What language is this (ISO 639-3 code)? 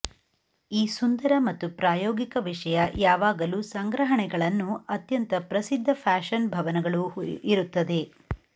kan